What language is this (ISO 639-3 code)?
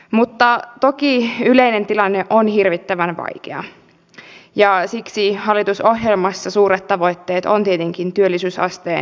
fin